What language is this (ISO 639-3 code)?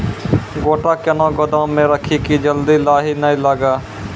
mai